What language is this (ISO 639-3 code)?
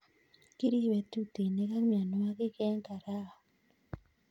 kln